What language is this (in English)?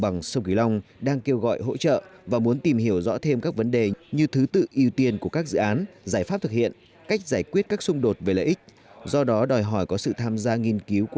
Vietnamese